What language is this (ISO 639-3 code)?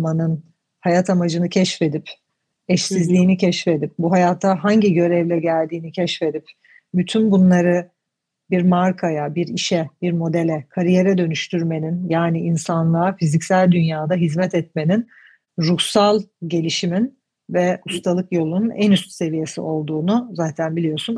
tur